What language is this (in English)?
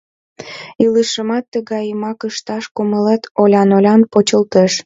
Mari